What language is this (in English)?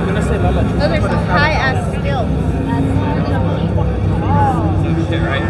English